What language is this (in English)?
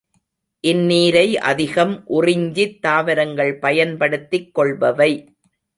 Tamil